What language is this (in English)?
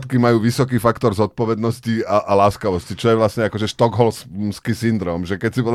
Slovak